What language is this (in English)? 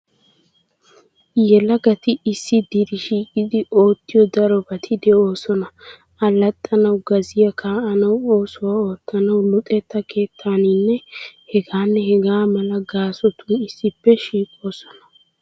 Wolaytta